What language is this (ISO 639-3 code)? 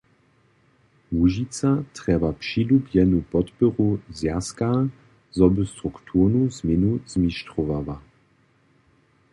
hsb